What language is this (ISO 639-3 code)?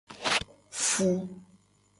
gej